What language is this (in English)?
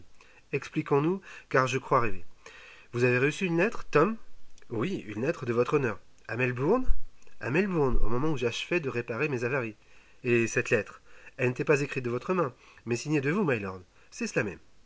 French